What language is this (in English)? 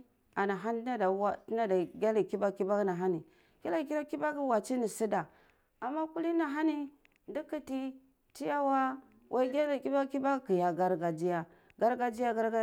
Cibak